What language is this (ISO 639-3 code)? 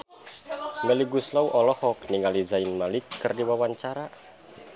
sun